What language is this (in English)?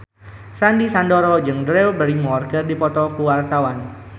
Sundanese